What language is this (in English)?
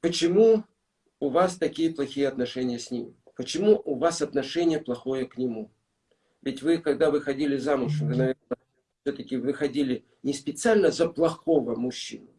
Russian